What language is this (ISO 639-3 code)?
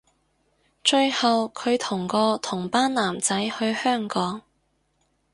yue